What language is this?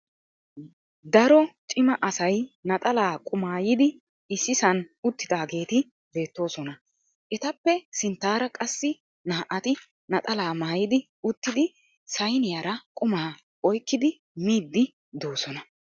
Wolaytta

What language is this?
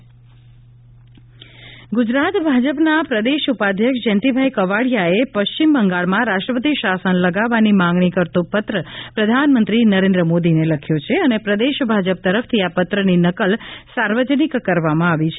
Gujarati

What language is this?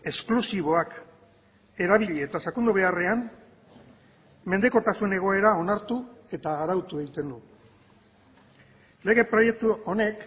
Basque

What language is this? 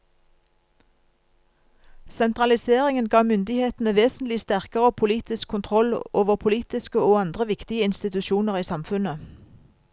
Norwegian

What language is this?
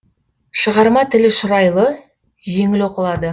Kazakh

